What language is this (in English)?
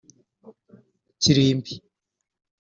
Kinyarwanda